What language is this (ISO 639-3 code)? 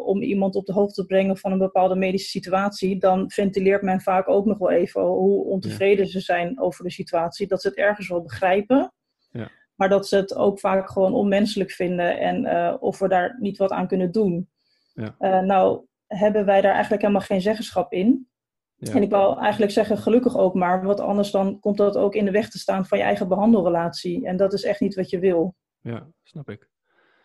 nld